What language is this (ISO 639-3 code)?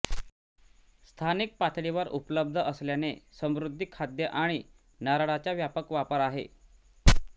mar